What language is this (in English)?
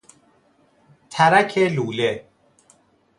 Persian